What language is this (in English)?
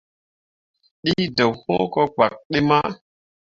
Mundang